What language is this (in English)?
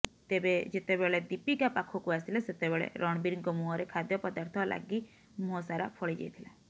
Odia